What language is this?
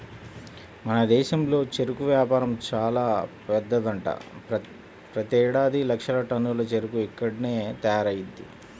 Telugu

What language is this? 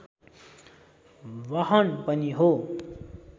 Nepali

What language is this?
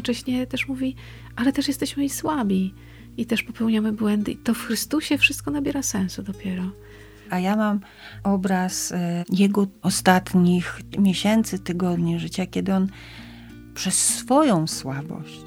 Polish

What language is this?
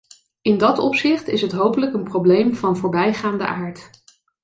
Dutch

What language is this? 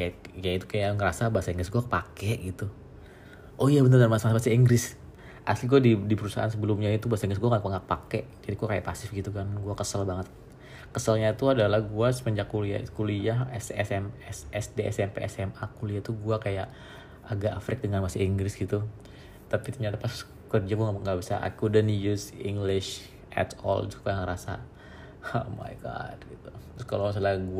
Indonesian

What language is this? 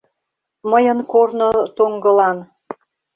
Mari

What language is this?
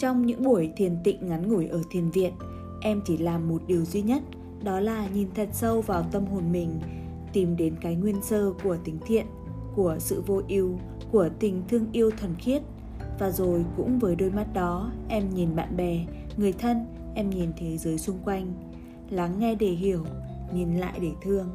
Vietnamese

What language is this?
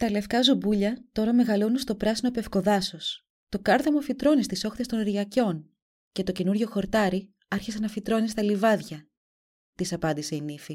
Greek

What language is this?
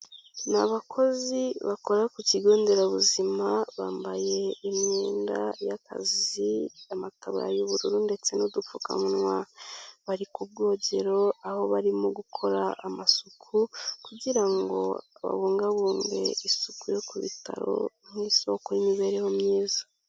Kinyarwanda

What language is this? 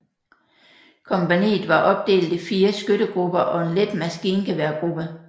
Danish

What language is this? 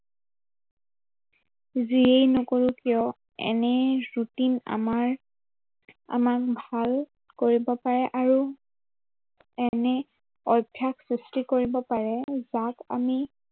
Assamese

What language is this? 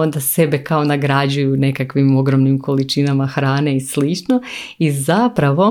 Croatian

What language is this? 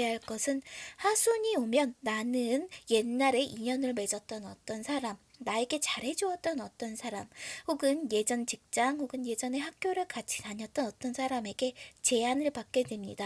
Korean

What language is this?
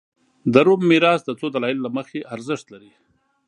Pashto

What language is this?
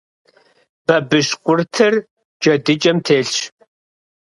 Kabardian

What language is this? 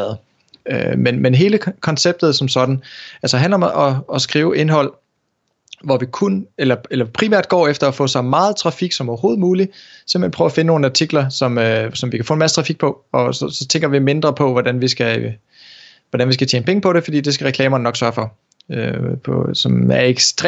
Danish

